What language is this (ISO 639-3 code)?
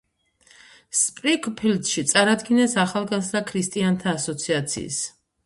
kat